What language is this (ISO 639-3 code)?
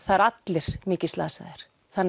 isl